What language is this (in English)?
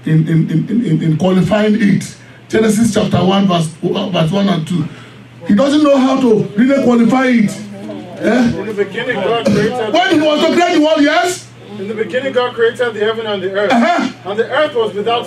English